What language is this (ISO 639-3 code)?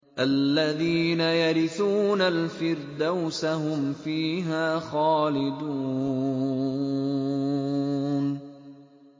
ara